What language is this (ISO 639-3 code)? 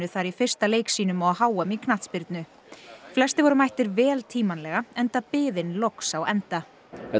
isl